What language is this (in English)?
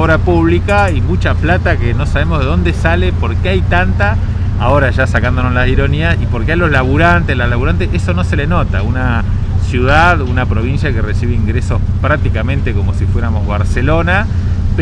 Spanish